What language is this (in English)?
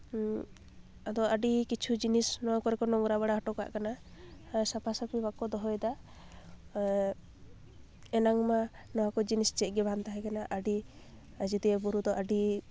Santali